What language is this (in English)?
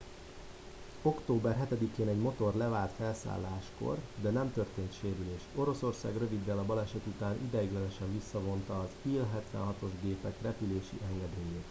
Hungarian